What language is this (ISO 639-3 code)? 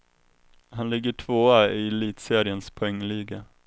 swe